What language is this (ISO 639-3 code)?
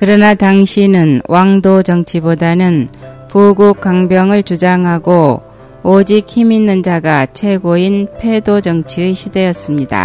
kor